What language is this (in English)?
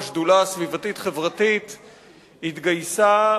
Hebrew